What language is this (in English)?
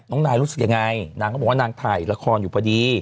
Thai